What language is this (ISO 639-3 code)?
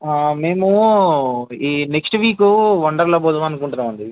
tel